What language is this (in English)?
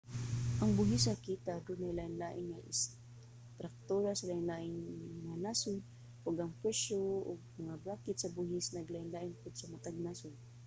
Cebuano